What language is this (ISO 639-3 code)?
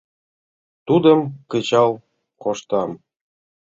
chm